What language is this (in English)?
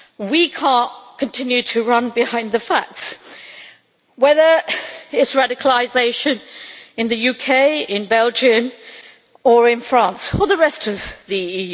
English